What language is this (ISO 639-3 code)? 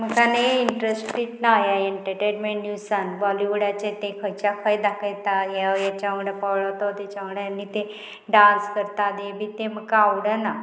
kok